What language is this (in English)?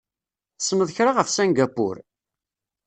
Kabyle